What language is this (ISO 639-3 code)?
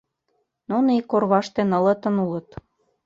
chm